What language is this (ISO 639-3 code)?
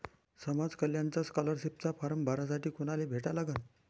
mar